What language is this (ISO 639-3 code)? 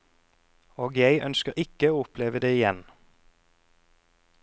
nor